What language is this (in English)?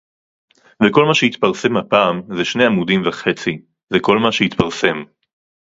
Hebrew